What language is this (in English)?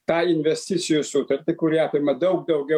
Lithuanian